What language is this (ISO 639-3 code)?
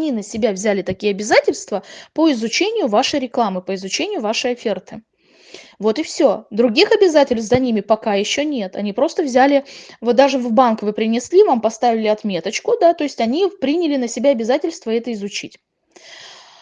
rus